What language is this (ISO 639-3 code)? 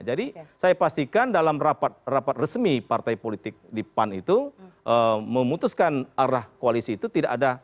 ind